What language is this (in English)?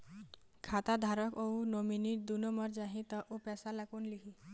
Chhattisgarhi